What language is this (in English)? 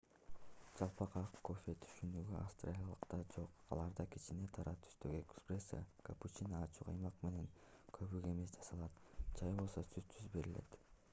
Kyrgyz